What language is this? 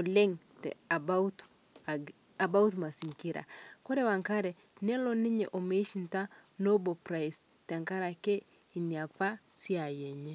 Masai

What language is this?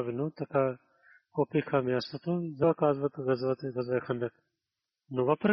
Bulgarian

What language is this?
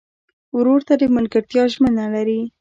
Pashto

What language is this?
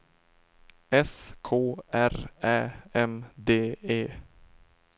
Swedish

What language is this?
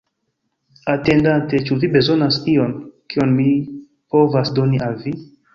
Esperanto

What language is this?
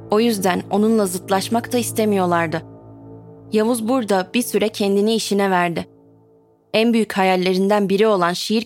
Turkish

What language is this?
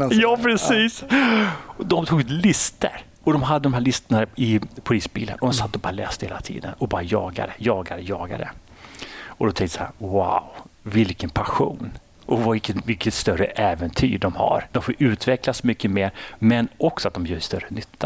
Swedish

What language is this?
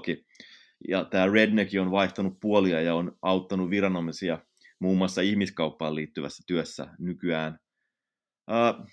Finnish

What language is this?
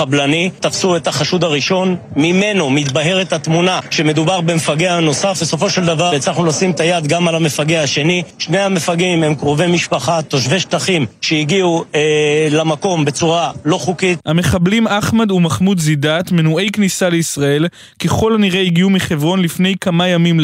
Hebrew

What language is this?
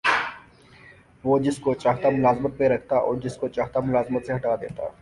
Urdu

